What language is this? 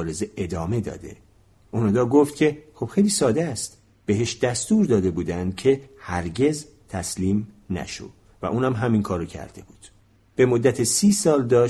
Persian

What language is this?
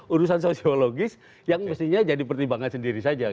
Indonesian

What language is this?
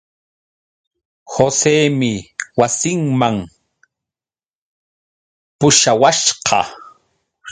Yauyos Quechua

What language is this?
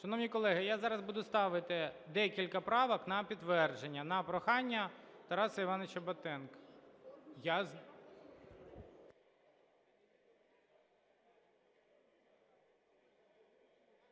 Ukrainian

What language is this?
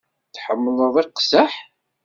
Kabyle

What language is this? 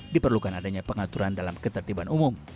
Indonesian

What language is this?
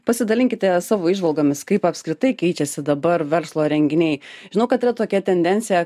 Lithuanian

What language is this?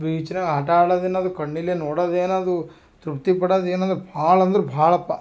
Kannada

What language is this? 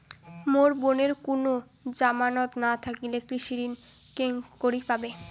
Bangla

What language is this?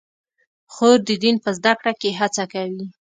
Pashto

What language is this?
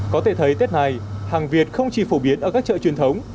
Vietnamese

